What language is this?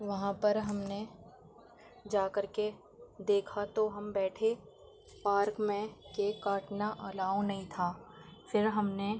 Urdu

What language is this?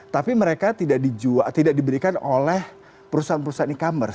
Indonesian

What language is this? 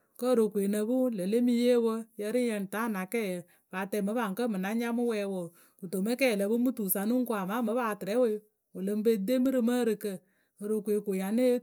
Akebu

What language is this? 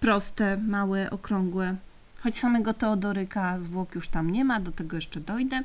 Polish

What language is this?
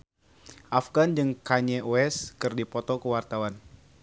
Sundanese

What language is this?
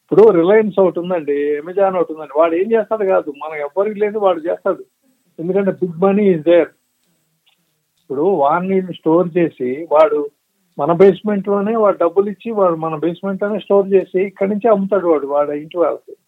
Telugu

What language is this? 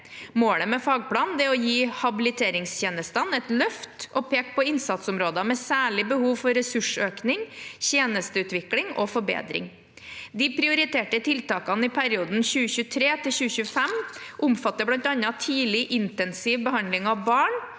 Norwegian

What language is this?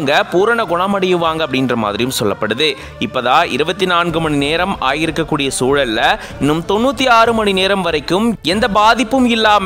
Tamil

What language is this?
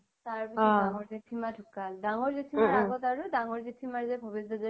Assamese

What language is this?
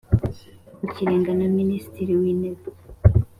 Kinyarwanda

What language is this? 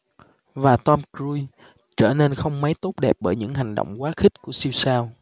Vietnamese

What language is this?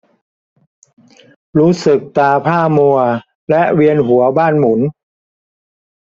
Thai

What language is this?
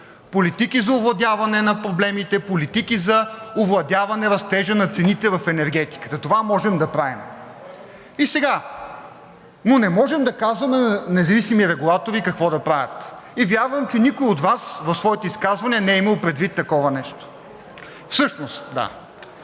Bulgarian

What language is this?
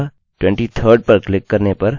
Hindi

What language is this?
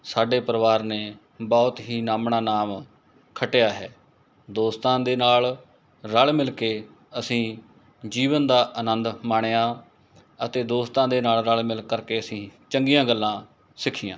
Punjabi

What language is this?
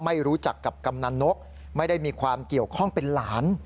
Thai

